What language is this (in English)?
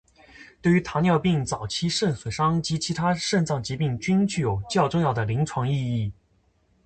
Chinese